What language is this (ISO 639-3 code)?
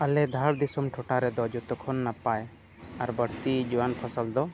sat